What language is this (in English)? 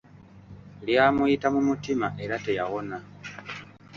Ganda